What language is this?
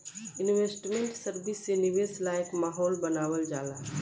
Bhojpuri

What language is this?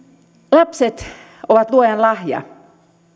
Finnish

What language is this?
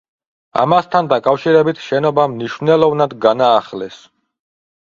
Georgian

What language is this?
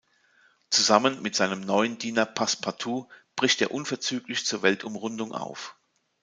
German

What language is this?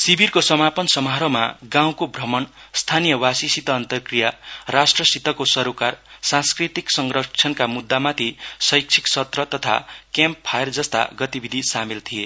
Nepali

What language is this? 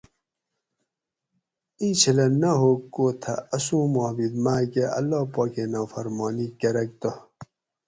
Gawri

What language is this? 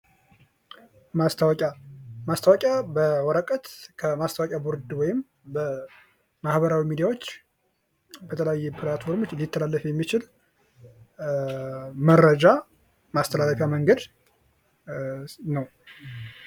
Amharic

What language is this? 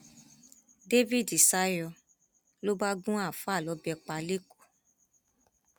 Yoruba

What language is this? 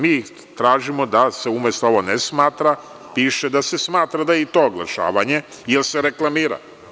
Serbian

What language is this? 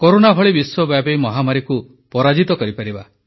Odia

